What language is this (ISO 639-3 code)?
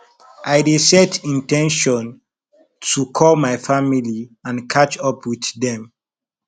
pcm